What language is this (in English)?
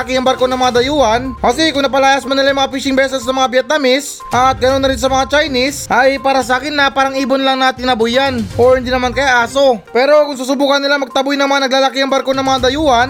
Filipino